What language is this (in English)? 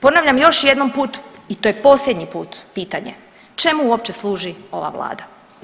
Croatian